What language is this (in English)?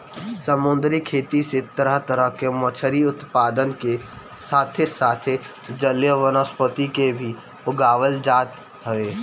Bhojpuri